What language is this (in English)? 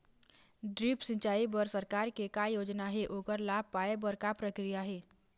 Chhattisgarhi